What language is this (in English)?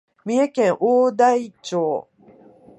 Japanese